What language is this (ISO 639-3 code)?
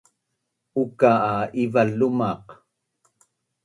bnn